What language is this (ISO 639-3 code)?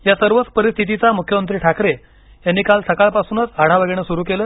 mar